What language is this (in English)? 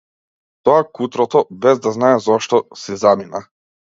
Macedonian